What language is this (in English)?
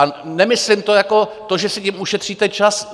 Czech